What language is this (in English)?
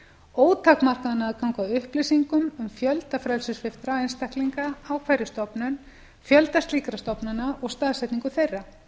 Icelandic